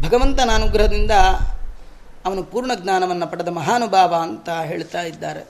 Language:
Kannada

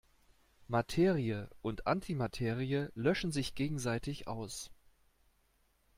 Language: German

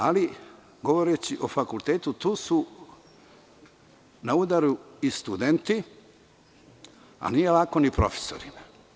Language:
Serbian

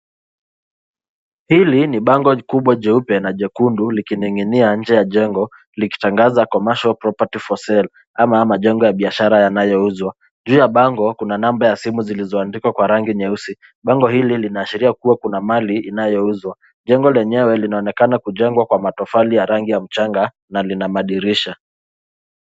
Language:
Swahili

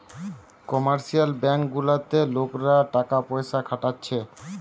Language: Bangla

